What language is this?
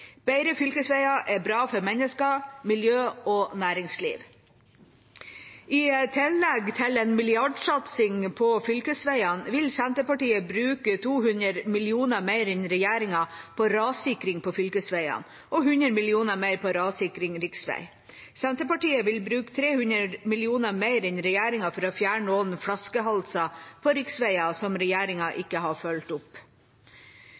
Norwegian Bokmål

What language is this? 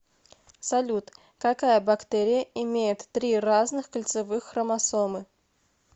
Russian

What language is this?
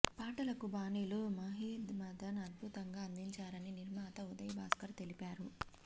Telugu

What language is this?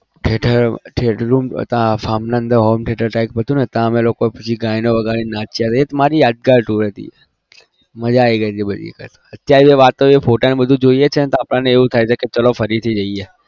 Gujarati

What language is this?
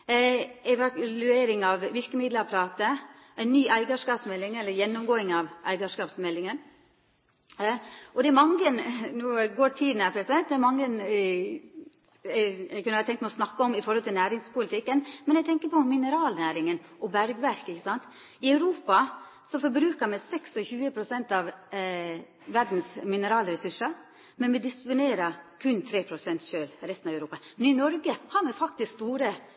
Norwegian Nynorsk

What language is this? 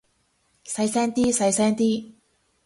Cantonese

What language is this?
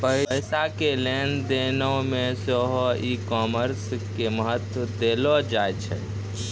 Maithili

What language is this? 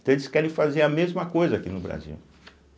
Portuguese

